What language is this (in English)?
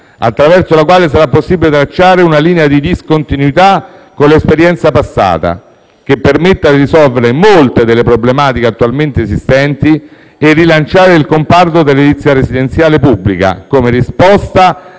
Italian